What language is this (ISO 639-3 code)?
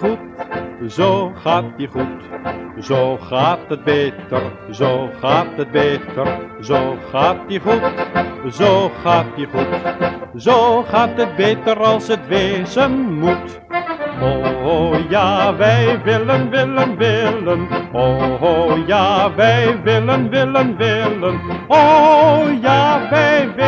nld